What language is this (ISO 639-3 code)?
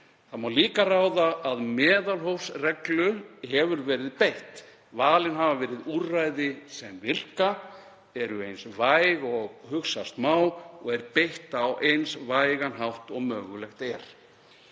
isl